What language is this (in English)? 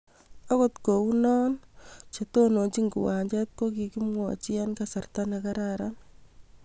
Kalenjin